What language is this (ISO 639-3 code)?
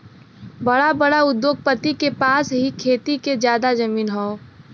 bho